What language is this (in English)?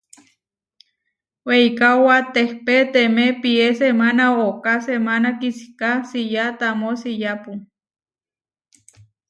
Huarijio